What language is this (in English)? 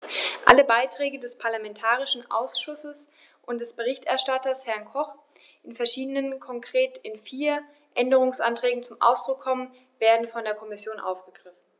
German